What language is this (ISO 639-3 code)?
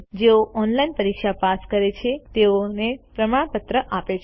guj